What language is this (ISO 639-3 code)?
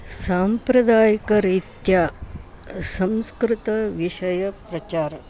san